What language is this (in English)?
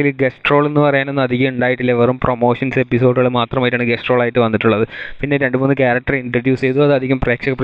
Malayalam